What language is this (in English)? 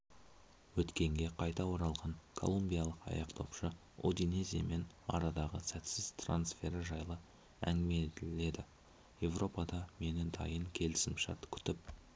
Kazakh